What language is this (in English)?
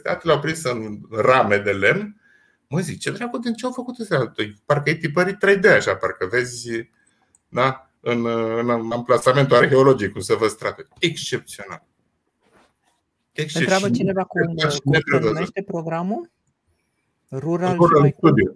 Romanian